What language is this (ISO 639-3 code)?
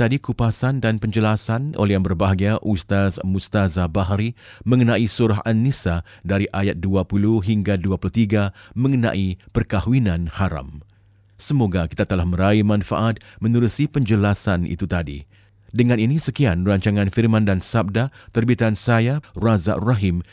msa